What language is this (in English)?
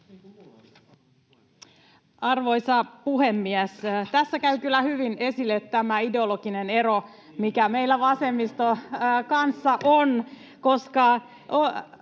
Finnish